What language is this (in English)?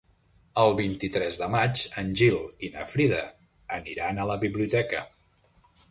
Catalan